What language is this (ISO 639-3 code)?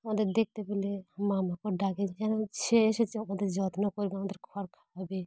ben